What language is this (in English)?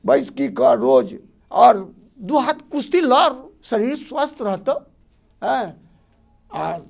Maithili